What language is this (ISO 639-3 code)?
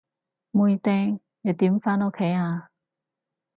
yue